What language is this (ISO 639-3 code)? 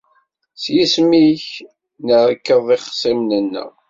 kab